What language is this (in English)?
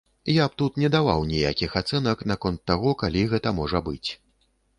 Belarusian